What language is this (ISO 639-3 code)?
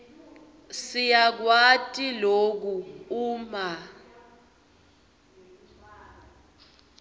ssw